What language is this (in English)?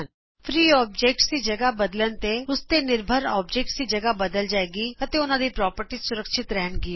Punjabi